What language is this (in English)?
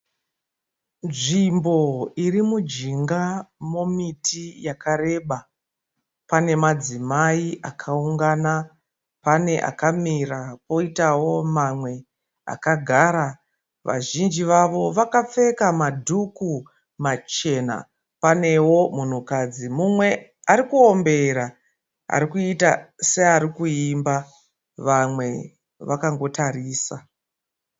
Shona